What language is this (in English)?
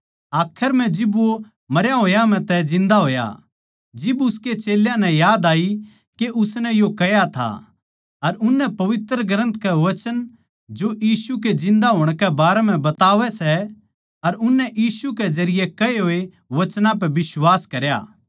Haryanvi